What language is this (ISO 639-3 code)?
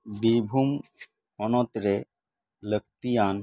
sat